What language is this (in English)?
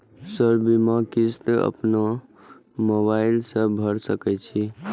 Maithili